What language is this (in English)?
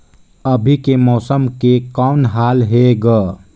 Chhattisgarhi